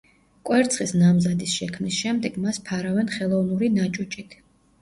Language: Georgian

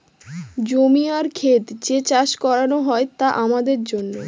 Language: Bangla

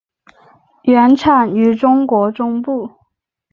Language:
Chinese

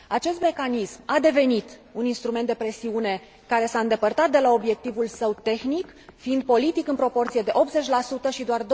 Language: Romanian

